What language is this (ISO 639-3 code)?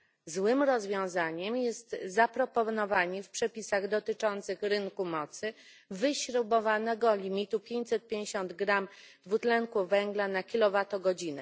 pol